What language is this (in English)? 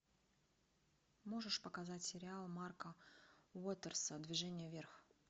Russian